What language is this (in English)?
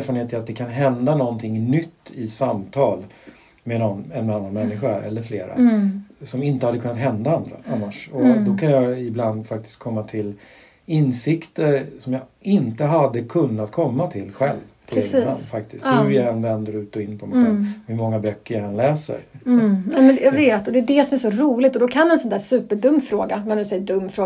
Swedish